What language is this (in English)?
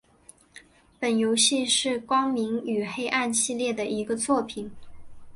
Chinese